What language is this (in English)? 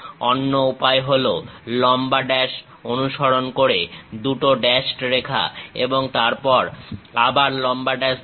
Bangla